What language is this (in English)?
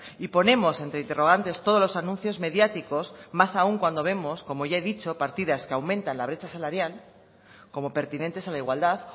Spanish